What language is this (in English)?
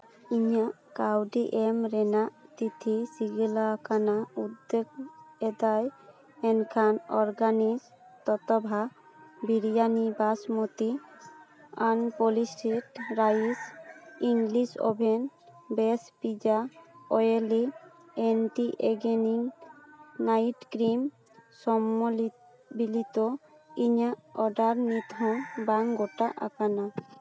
Santali